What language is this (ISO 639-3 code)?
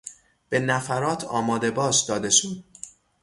fas